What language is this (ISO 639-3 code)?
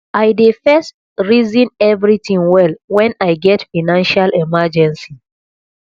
pcm